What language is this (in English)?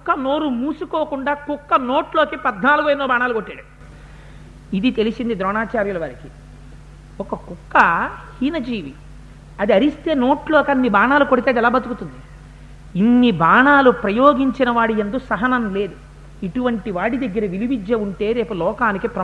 Telugu